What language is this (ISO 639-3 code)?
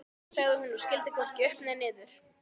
isl